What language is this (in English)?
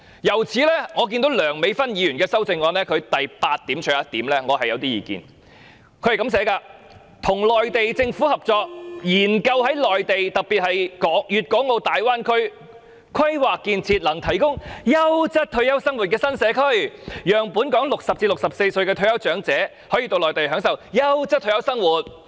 Cantonese